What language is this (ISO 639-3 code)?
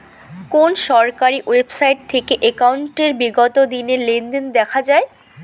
ben